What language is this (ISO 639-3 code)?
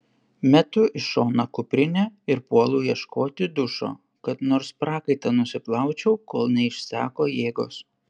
lit